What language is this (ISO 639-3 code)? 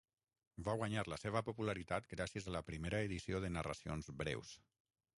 cat